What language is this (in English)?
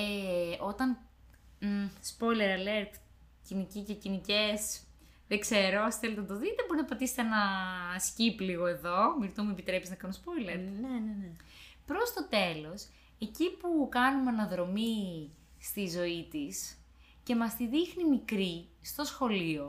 Greek